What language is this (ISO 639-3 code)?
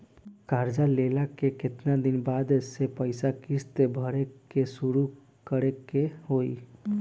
bho